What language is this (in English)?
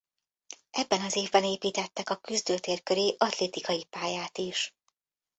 Hungarian